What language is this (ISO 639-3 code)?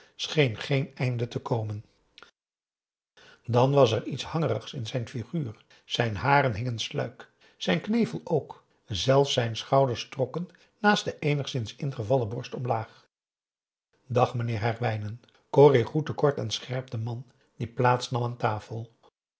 nld